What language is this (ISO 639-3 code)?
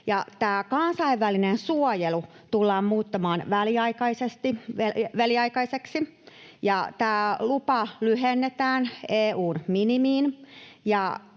fin